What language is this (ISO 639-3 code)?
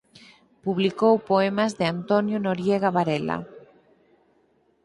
glg